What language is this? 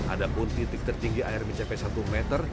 Indonesian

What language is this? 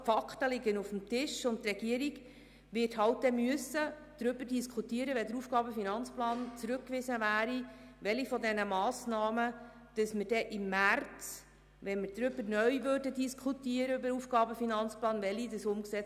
Swiss German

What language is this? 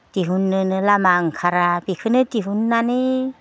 Bodo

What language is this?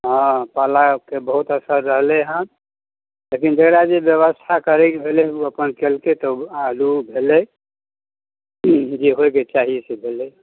Maithili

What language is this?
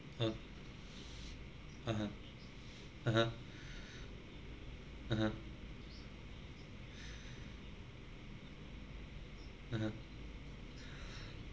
English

